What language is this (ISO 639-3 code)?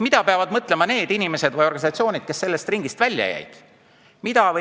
est